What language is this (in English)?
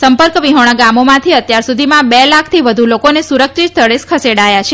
Gujarati